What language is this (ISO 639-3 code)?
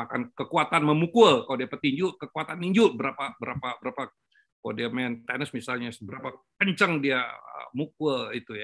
ind